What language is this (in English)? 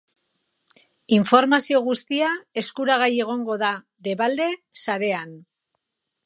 Basque